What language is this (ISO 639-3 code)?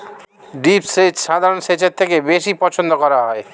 ben